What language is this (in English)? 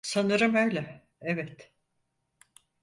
Turkish